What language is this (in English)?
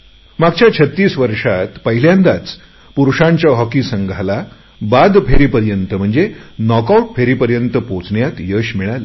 Marathi